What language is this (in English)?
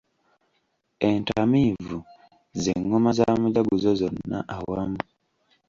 Ganda